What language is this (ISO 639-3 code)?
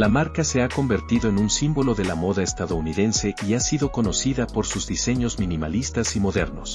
spa